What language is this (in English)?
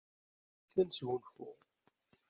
Kabyle